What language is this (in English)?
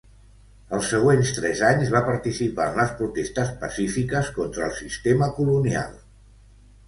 Catalan